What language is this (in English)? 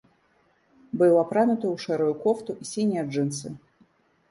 Belarusian